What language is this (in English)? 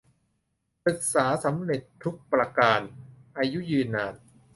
Thai